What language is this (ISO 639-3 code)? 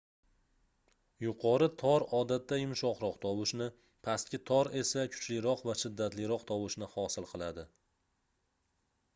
uzb